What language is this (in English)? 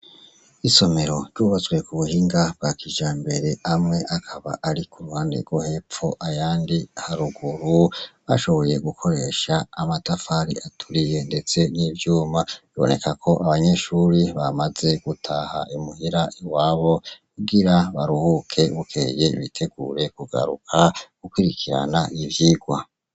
Rundi